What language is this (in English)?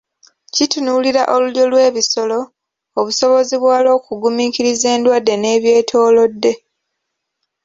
Ganda